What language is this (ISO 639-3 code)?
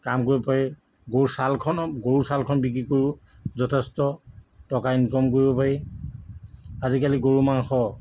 asm